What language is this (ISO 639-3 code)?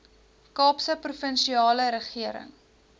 afr